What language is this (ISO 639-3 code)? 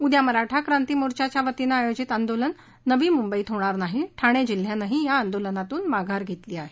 mar